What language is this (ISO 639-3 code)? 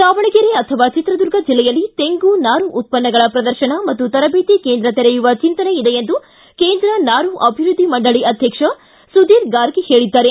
kan